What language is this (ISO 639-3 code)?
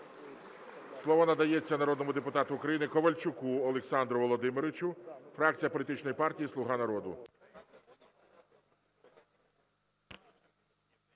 ukr